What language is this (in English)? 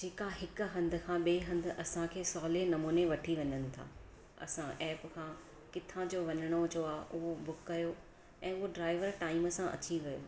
Sindhi